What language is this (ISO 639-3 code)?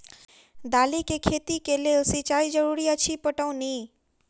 mai